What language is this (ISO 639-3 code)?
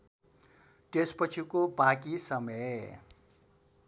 nep